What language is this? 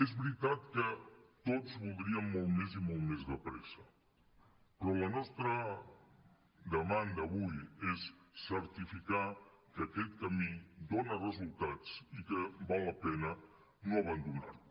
Catalan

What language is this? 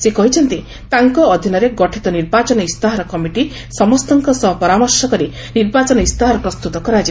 Odia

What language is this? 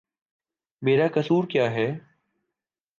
Urdu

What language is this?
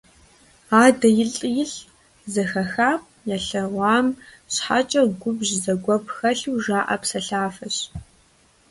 Kabardian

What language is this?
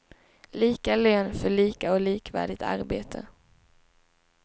Swedish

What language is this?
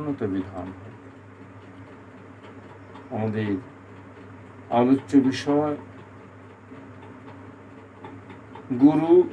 Bangla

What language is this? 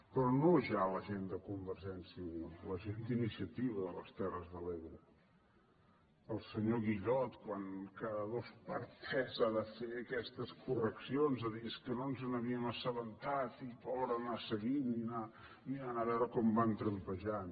Catalan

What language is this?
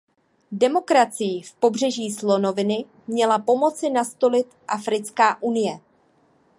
Czech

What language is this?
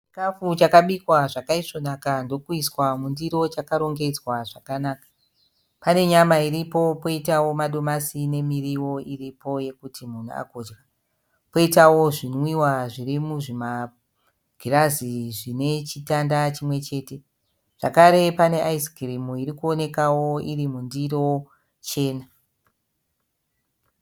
Shona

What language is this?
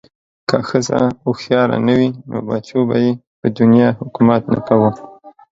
Pashto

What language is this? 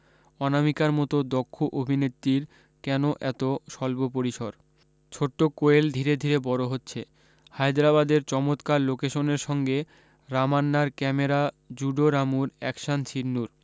Bangla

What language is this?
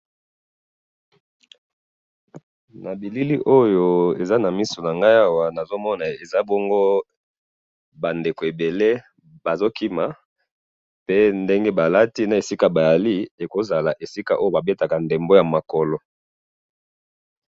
Lingala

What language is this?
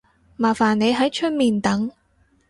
Cantonese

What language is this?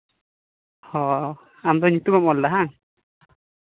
Santali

